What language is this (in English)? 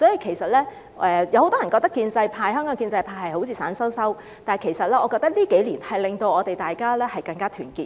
Cantonese